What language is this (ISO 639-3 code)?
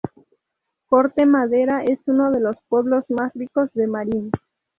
spa